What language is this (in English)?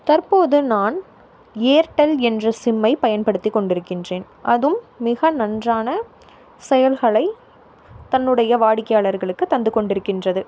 Tamil